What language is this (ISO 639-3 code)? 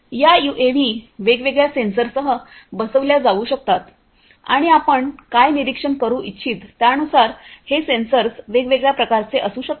mar